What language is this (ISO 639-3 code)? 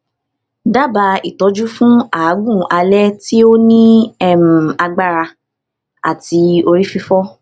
yor